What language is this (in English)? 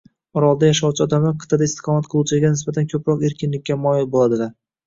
Uzbek